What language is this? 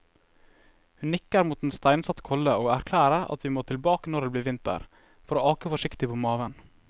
Norwegian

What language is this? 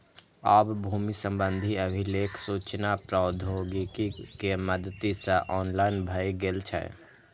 Maithili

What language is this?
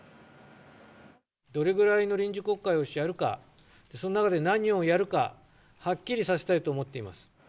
Japanese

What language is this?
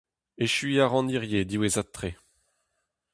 Breton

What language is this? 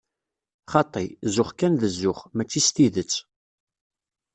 Kabyle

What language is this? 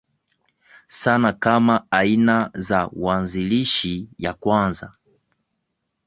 Swahili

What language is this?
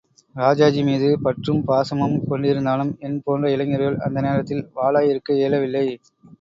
Tamil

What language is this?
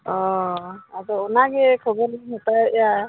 Santali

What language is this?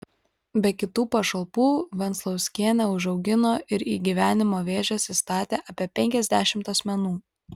Lithuanian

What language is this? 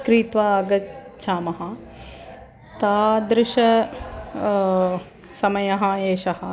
Sanskrit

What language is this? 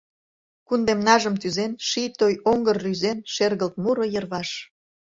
Mari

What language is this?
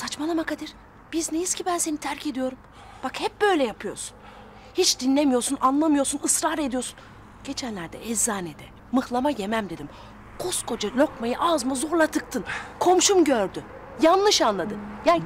Turkish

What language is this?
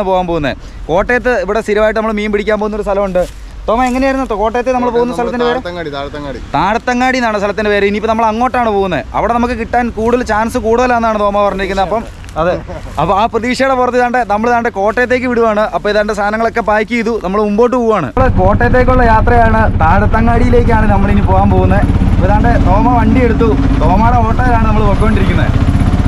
Malayalam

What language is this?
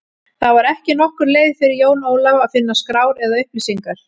Icelandic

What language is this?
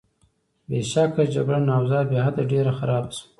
Pashto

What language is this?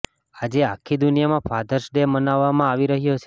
Gujarati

